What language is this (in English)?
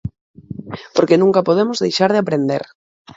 Galician